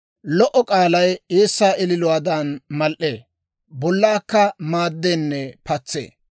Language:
Dawro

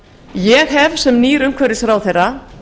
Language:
Icelandic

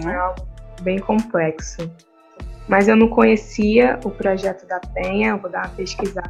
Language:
Portuguese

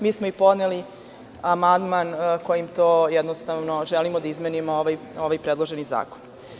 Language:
Serbian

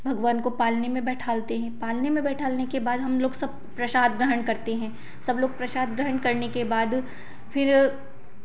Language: Hindi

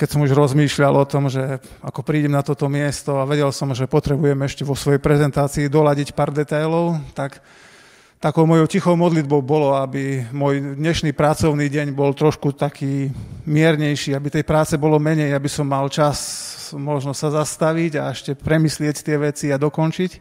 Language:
Slovak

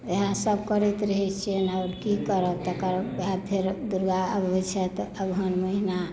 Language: Maithili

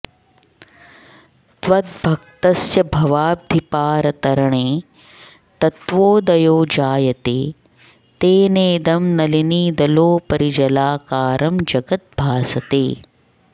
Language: Sanskrit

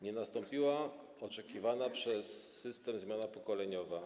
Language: Polish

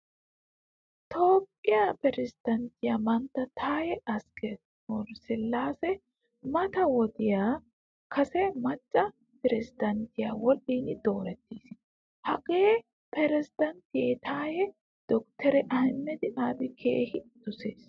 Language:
Wolaytta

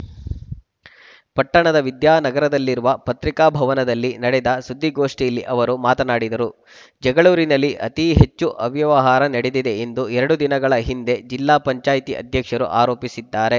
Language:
Kannada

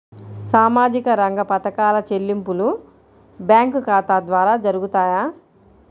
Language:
Telugu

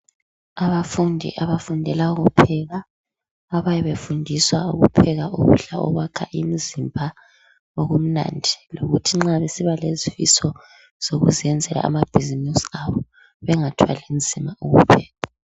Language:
North Ndebele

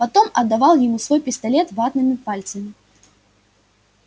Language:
Russian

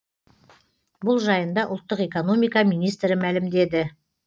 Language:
Kazakh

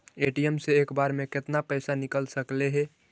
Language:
Magahi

